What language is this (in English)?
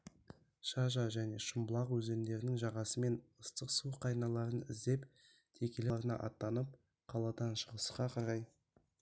Kazakh